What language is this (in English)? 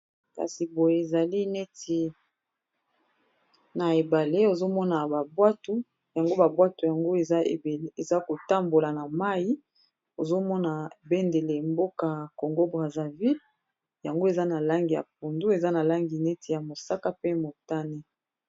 Lingala